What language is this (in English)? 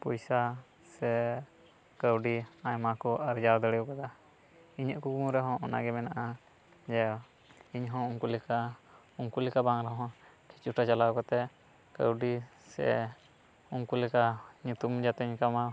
Santali